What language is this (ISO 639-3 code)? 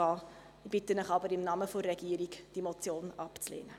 gsw